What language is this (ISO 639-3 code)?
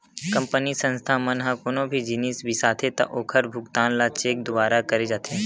hne